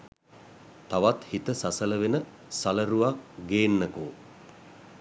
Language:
Sinhala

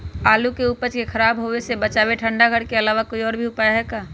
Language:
Magahi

